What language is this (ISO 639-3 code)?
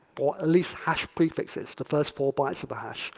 eng